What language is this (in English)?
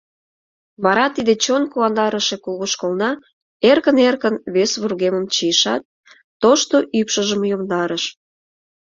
Mari